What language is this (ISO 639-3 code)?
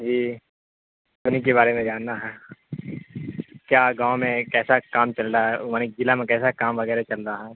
urd